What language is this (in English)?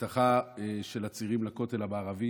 Hebrew